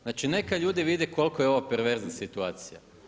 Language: Croatian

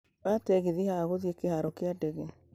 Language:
Kikuyu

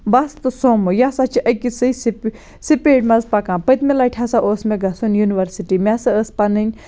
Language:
Kashmiri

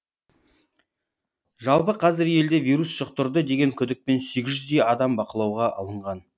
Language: Kazakh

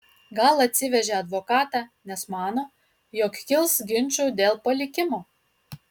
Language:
Lithuanian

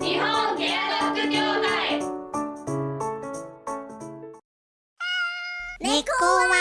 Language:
Japanese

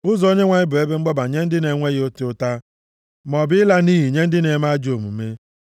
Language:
Igbo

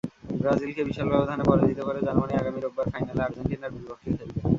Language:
Bangla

